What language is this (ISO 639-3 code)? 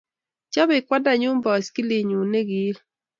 kln